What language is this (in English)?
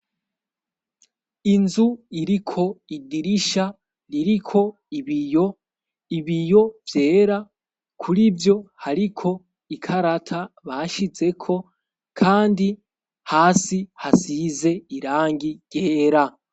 Rundi